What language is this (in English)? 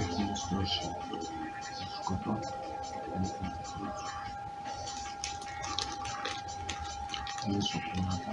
Greek